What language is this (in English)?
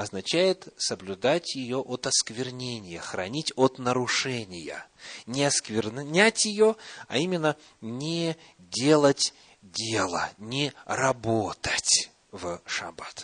Russian